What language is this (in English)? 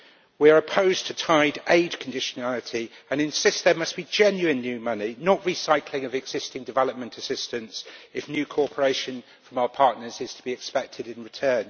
English